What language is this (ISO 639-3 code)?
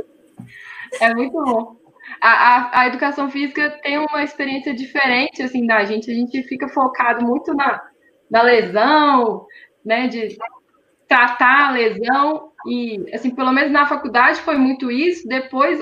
por